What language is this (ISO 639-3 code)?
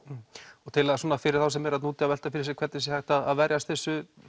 isl